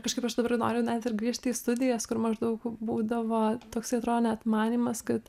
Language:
Lithuanian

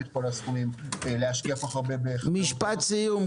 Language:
Hebrew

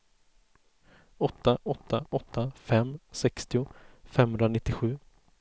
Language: Swedish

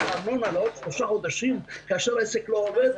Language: Hebrew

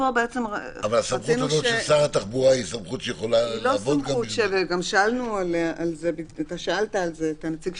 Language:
Hebrew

